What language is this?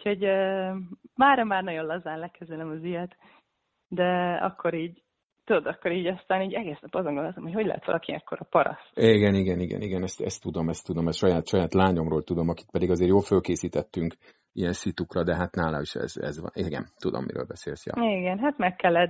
Hungarian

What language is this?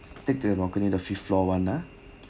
English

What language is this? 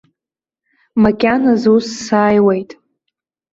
Abkhazian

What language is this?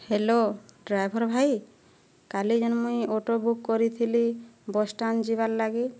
Odia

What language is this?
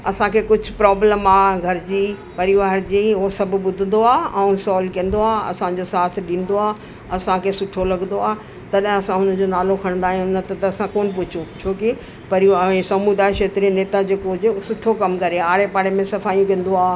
Sindhi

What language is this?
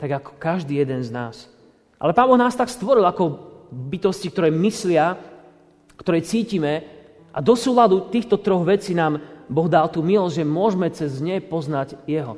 Slovak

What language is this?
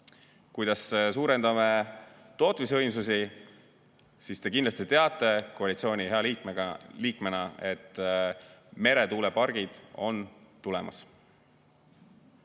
Estonian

